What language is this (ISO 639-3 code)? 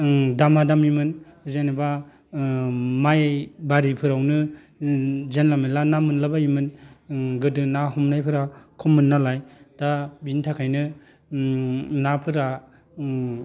brx